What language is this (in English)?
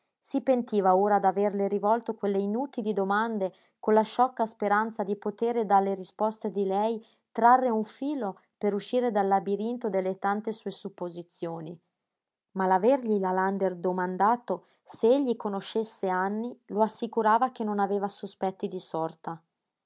Italian